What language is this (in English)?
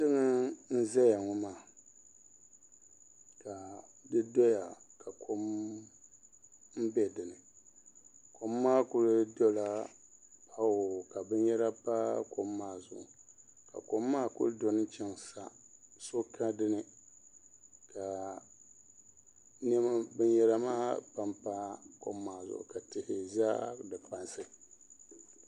Dagbani